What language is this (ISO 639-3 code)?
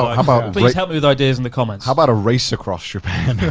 eng